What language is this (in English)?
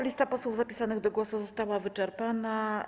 Polish